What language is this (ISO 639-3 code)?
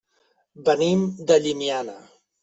cat